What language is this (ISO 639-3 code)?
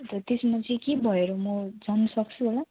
nep